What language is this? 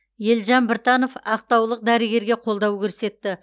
Kazakh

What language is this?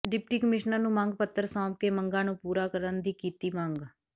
Punjabi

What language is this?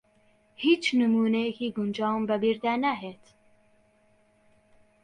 Central Kurdish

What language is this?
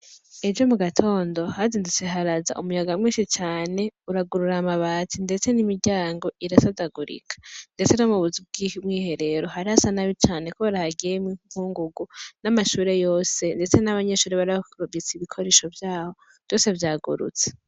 Rundi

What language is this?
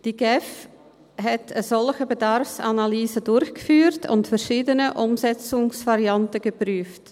Swiss German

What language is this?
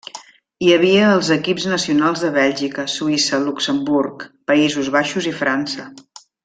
Catalan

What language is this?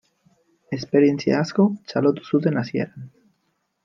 Basque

